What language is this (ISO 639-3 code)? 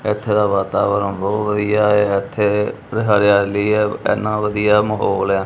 pan